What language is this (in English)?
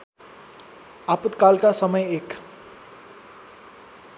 Nepali